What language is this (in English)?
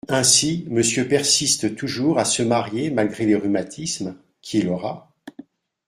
French